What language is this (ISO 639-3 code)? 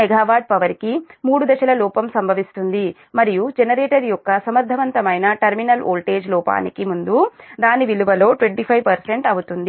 tel